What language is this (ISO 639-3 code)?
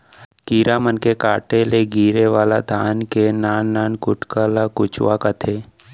hne